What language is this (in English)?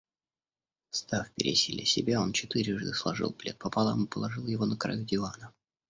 Russian